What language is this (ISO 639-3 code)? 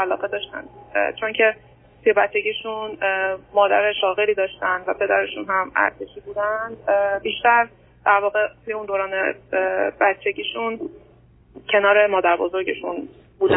fas